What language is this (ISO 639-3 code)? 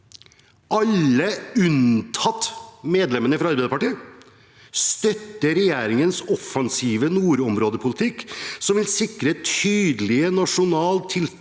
nor